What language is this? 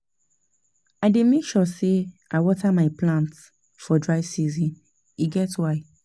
Nigerian Pidgin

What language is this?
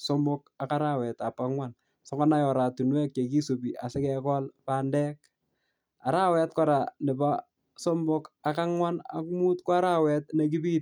Kalenjin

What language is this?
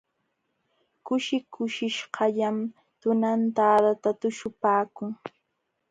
Jauja Wanca Quechua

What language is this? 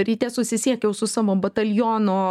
Lithuanian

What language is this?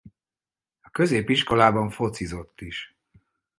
Hungarian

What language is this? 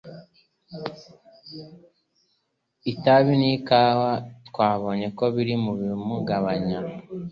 Kinyarwanda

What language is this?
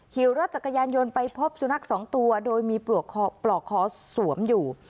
Thai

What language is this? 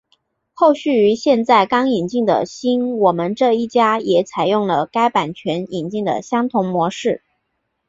Chinese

